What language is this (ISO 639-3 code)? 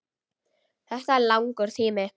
isl